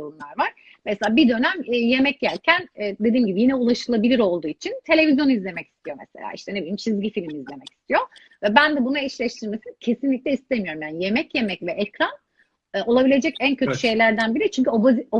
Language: Turkish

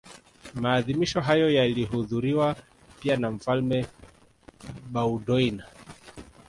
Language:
Swahili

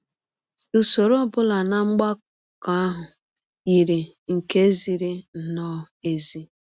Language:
Igbo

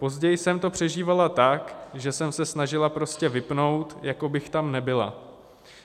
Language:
Czech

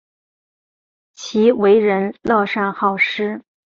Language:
Chinese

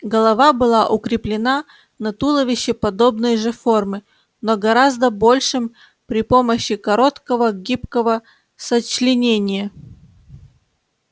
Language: Russian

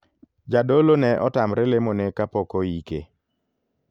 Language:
Luo (Kenya and Tanzania)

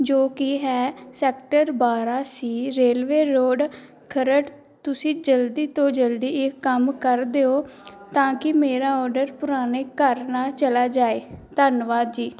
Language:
Punjabi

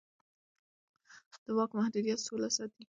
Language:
Pashto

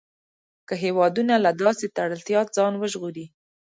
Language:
Pashto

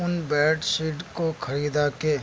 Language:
Urdu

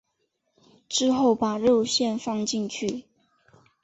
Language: Chinese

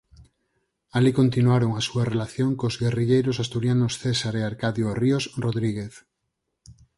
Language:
Galician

